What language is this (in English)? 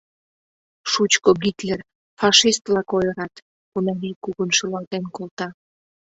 Mari